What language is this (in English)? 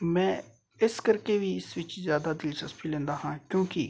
Punjabi